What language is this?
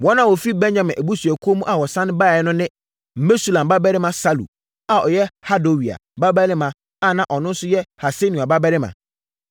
Akan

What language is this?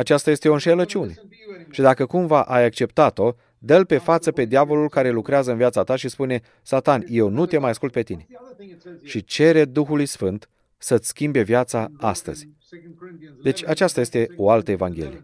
Romanian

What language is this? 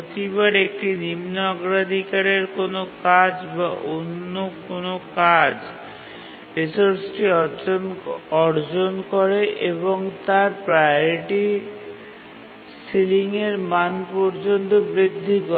Bangla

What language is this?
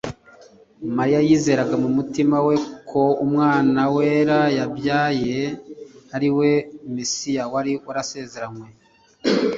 Kinyarwanda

